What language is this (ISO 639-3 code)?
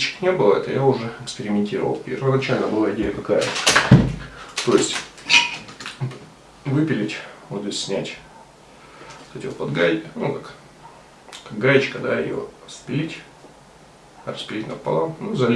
rus